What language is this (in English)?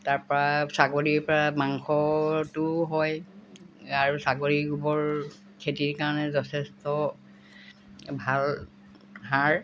Assamese